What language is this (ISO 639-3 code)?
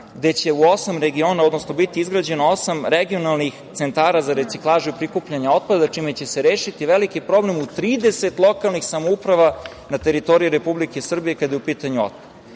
srp